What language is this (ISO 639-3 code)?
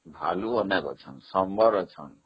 ori